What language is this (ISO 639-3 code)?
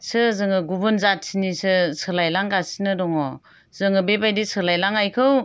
brx